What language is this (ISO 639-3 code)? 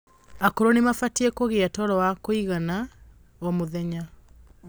kik